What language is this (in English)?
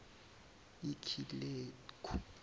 Zulu